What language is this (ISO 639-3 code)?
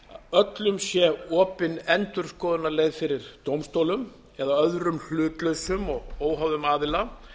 isl